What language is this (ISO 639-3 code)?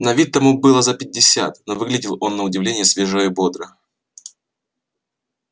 rus